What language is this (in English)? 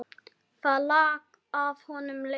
Icelandic